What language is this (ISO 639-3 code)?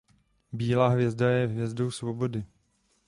ces